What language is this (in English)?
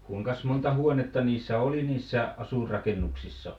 Finnish